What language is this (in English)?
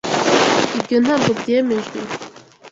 Kinyarwanda